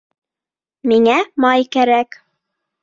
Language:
Bashkir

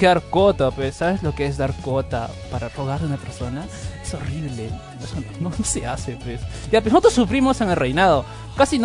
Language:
Spanish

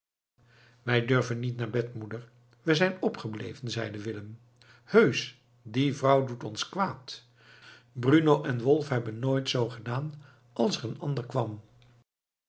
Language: Dutch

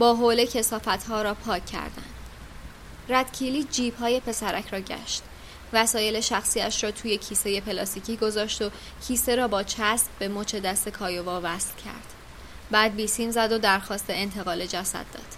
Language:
Persian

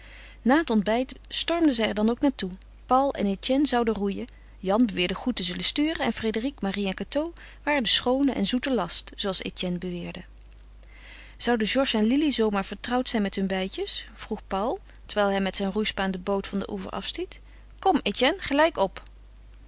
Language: Dutch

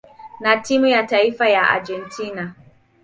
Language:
Swahili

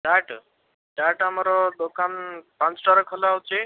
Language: Odia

